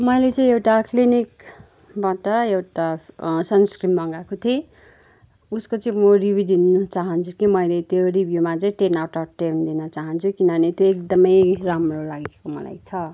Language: Nepali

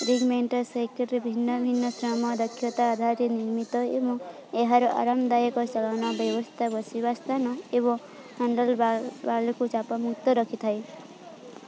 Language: Odia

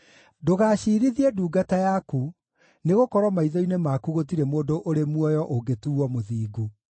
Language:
Kikuyu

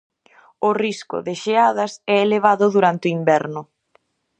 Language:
Galician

